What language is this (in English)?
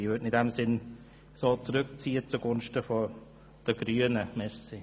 Swiss German